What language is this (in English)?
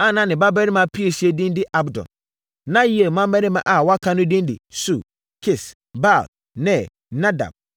Akan